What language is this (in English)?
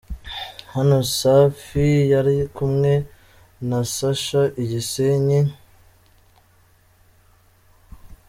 Kinyarwanda